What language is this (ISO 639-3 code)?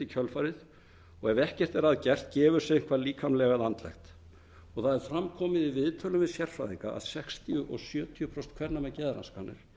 isl